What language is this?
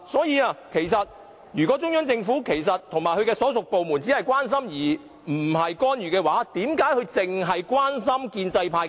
Cantonese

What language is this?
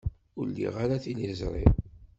Kabyle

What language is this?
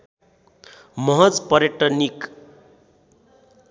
Nepali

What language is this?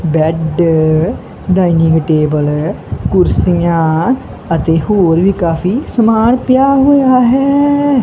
Punjabi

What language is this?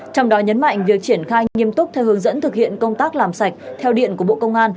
Vietnamese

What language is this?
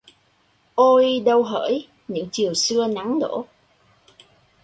Vietnamese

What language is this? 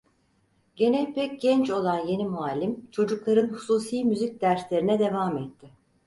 Turkish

